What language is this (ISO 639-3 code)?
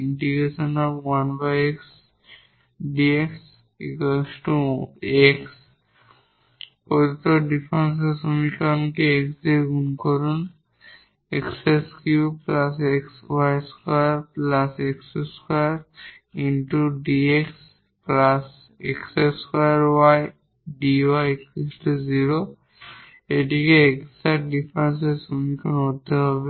ben